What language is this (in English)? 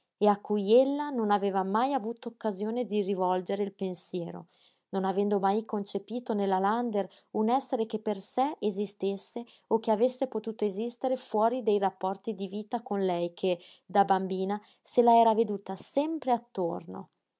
Italian